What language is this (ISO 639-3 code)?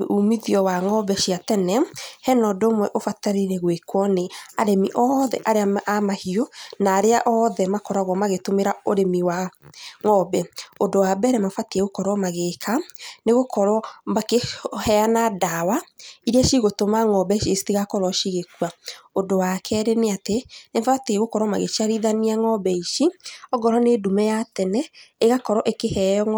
kik